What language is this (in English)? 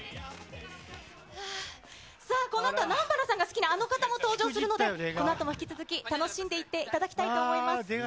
Japanese